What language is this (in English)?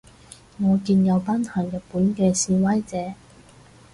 Cantonese